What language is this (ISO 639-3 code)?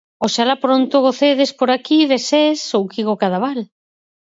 glg